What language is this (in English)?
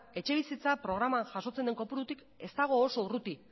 Basque